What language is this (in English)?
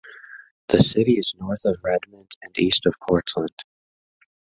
English